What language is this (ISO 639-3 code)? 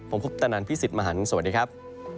tha